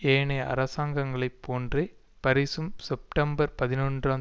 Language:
Tamil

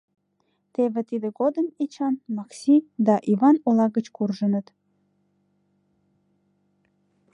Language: Mari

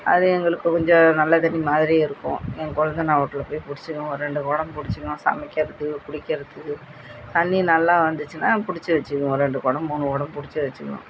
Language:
Tamil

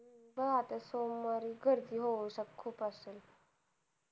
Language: Marathi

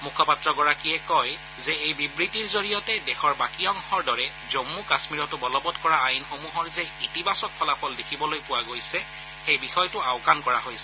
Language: Assamese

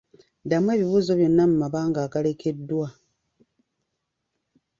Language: Ganda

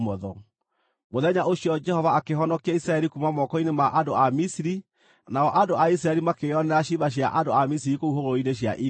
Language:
Kikuyu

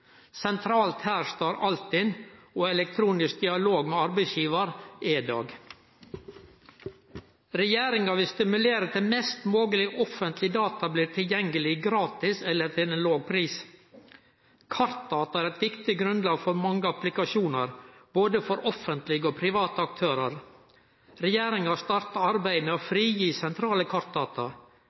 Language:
Norwegian Nynorsk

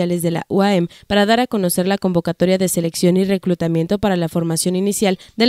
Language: Spanish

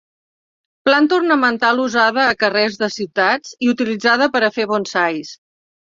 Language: Catalan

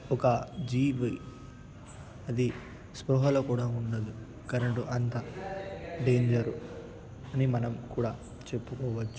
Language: Telugu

